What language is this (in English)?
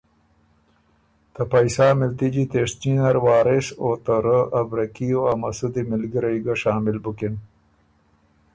Ormuri